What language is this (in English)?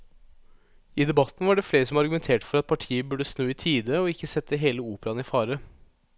Norwegian